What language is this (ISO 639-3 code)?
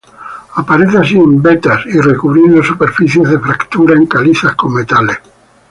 spa